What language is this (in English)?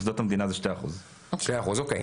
Hebrew